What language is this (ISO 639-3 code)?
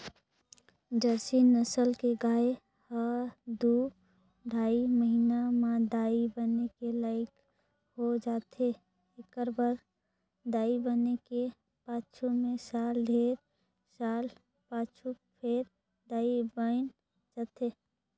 hne